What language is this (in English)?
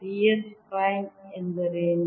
Kannada